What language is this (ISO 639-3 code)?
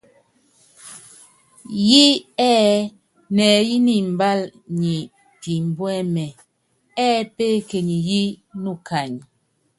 yav